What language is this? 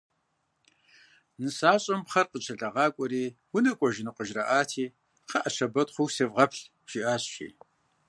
Kabardian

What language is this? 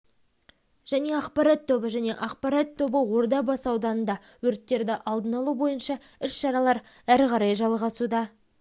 Kazakh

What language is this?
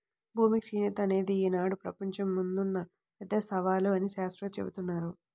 Telugu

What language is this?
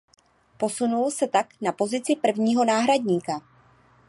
Czech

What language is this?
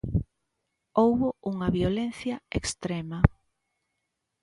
Galician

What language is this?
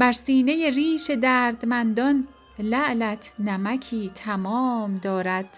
Persian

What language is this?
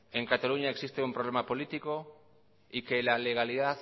Spanish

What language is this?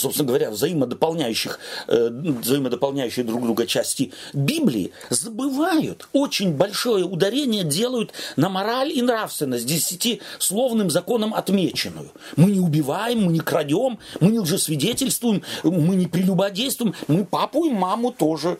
Russian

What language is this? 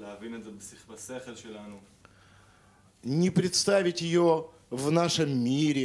Hebrew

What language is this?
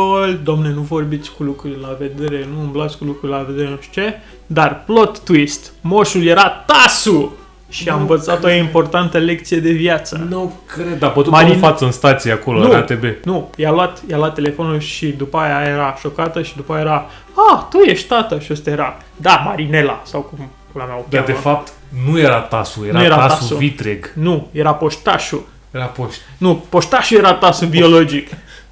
Romanian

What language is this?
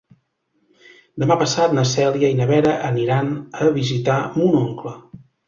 Catalan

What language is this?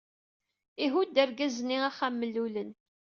Kabyle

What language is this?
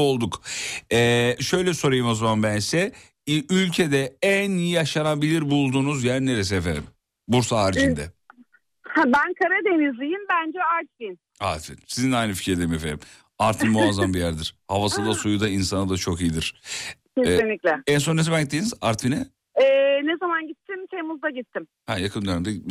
Turkish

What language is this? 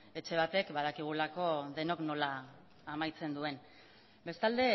Basque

